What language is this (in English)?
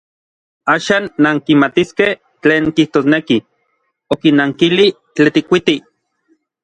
Orizaba Nahuatl